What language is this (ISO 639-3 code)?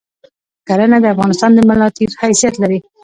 pus